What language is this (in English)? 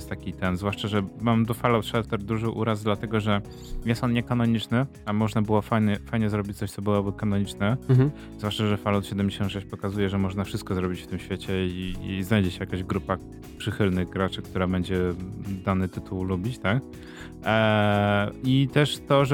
Polish